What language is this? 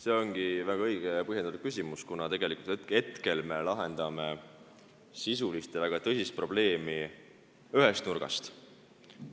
Estonian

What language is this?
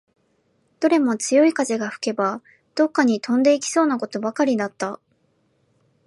Japanese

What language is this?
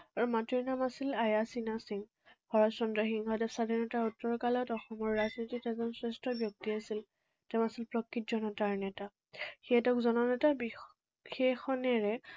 Assamese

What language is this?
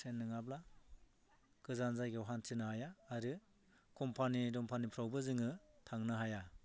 Bodo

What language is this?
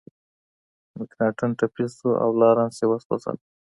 Pashto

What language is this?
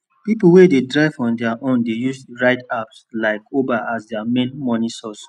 Nigerian Pidgin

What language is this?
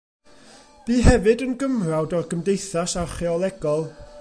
Welsh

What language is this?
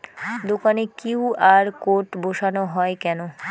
Bangla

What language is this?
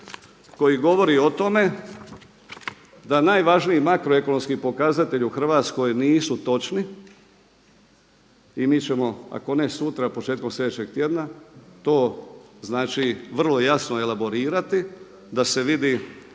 Croatian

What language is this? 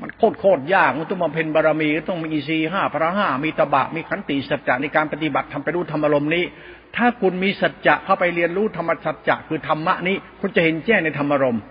Thai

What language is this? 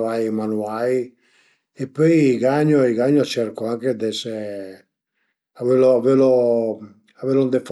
Piedmontese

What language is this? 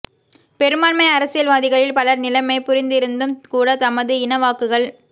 Tamil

